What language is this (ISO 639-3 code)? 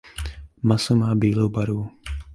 ces